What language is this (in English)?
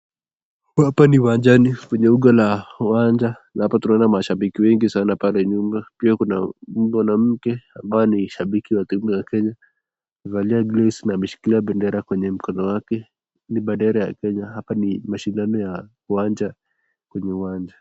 Swahili